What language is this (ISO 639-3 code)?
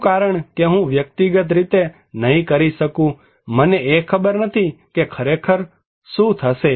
guj